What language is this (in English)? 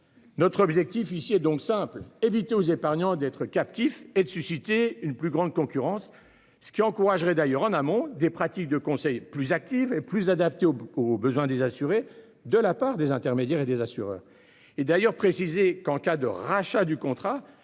French